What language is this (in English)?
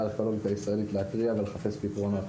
Hebrew